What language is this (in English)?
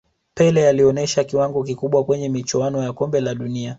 Swahili